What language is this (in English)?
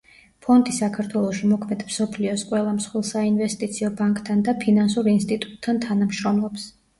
Georgian